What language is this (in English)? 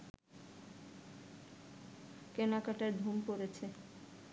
Bangla